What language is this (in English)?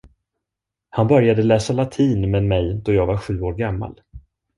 Swedish